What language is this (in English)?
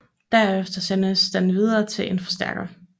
Danish